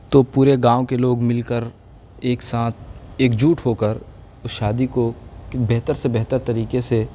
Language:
Urdu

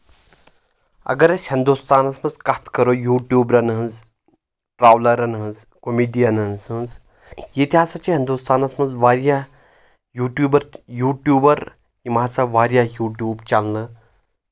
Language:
Kashmiri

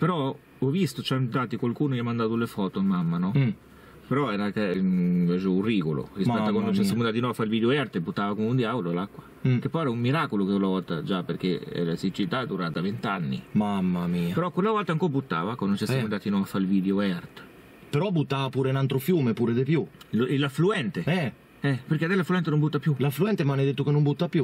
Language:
Italian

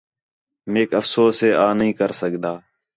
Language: Khetrani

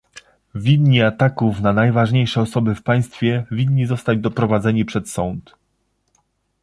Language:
Polish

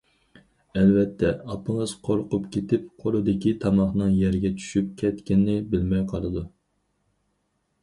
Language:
Uyghur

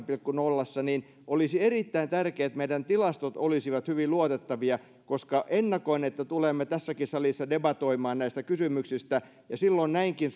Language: Finnish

